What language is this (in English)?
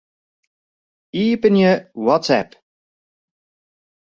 Western Frisian